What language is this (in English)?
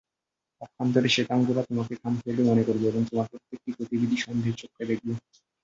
Bangla